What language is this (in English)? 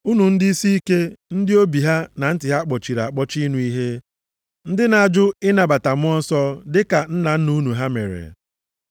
Igbo